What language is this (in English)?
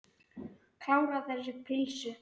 Icelandic